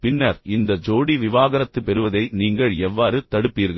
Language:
Tamil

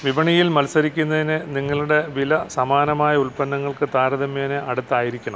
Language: Malayalam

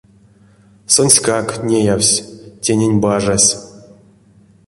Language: Erzya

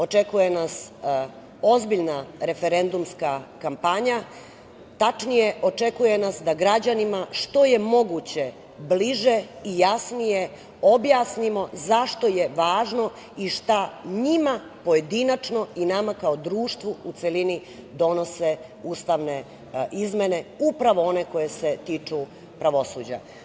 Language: Serbian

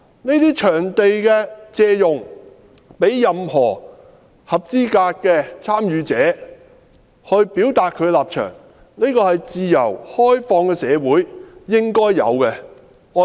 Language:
Cantonese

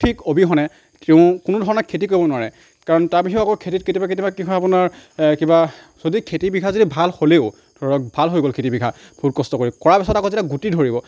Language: Assamese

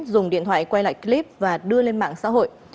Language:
Vietnamese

